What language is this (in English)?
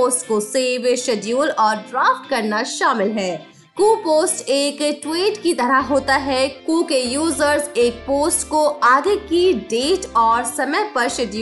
Hindi